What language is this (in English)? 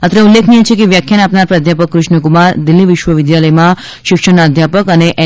Gujarati